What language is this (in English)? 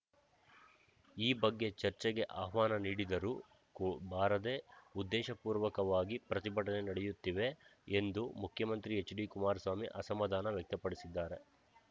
Kannada